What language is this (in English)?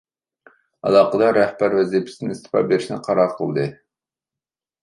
Uyghur